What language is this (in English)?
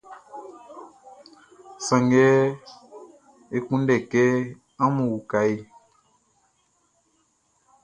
Baoulé